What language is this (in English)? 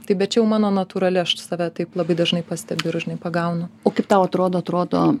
Lithuanian